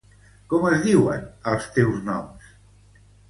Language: Catalan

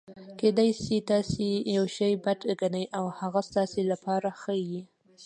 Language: Pashto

